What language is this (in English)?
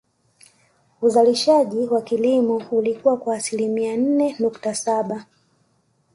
Swahili